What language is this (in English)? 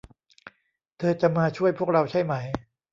Thai